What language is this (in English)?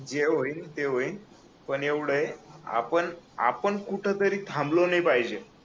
Marathi